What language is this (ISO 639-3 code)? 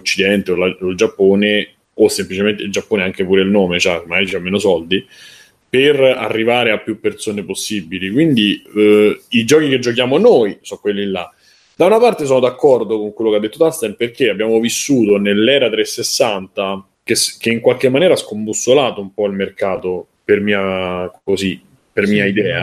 ita